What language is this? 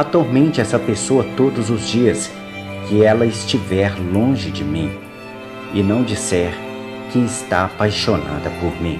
Portuguese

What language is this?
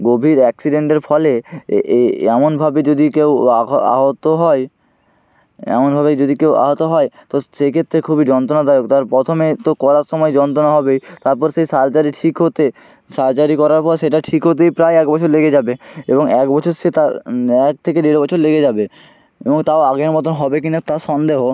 Bangla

